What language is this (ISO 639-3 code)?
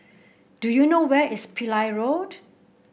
eng